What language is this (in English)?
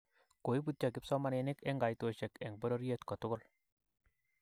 Kalenjin